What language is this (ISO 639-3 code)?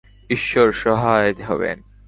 ben